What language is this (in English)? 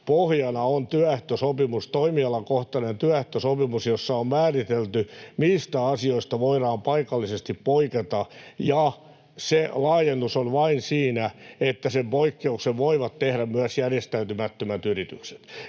Finnish